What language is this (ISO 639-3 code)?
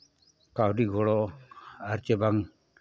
sat